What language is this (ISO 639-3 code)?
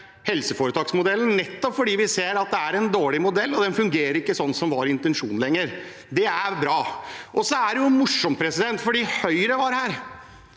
nor